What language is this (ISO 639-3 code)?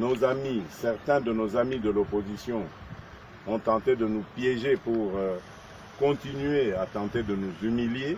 fra